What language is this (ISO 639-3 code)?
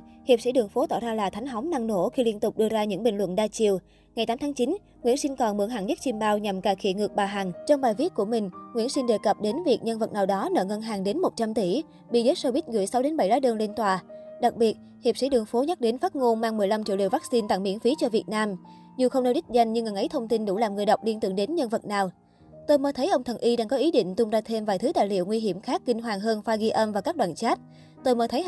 vie